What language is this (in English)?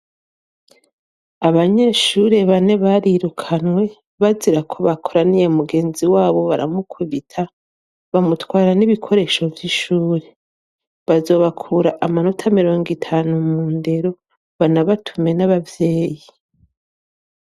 Rundi